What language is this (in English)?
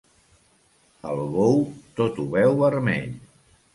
Catalan